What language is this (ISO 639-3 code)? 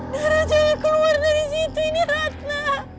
ind